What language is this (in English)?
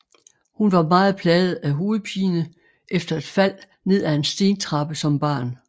Danish